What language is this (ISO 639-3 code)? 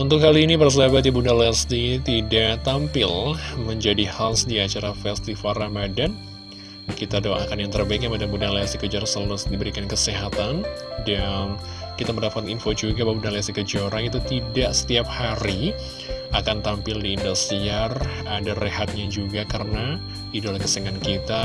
ind